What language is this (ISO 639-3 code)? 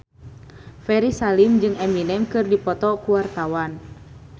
sun